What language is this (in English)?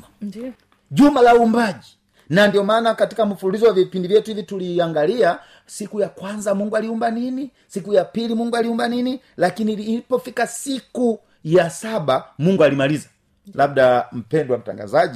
Swahili